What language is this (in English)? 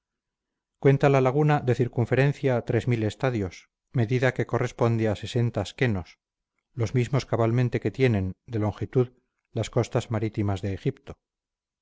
Spanish